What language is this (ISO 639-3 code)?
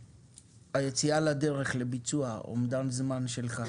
heb